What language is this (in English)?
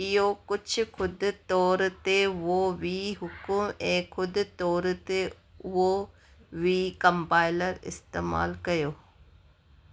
Sindhi